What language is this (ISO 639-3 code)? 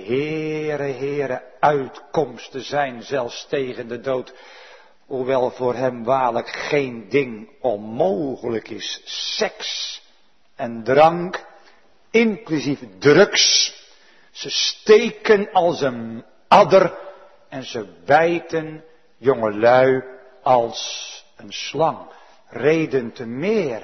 nld